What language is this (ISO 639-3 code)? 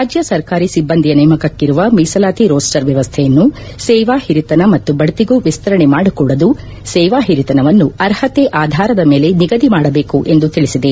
kan